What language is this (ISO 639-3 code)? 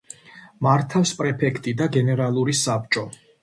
kat